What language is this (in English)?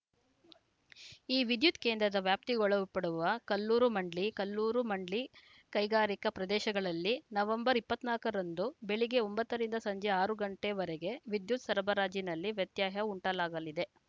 Kannada